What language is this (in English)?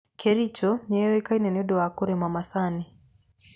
Kikuyu